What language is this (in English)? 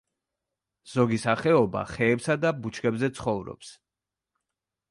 Georgian